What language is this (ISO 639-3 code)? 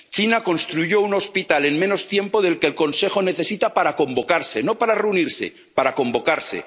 spa